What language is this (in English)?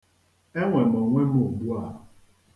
Igbo